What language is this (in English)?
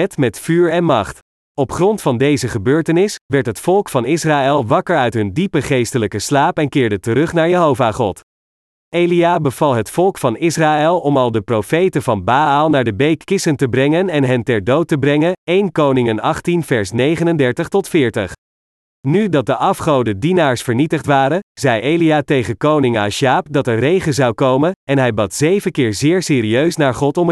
Dutch